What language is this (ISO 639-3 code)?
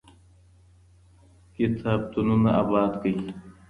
pus